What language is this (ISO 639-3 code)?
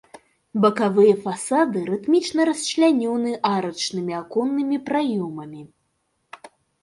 bel